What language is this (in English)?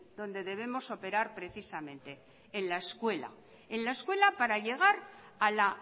Spanish